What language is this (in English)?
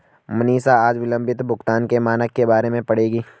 Hindi